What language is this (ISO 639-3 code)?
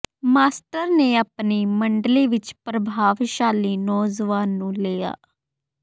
pan